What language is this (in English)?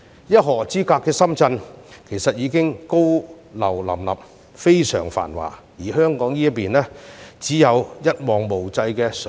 Cantonese